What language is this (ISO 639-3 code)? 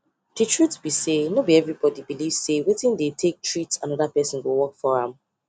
pcm